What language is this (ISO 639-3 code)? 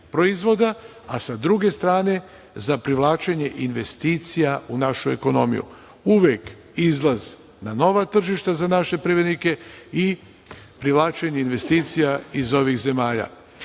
srp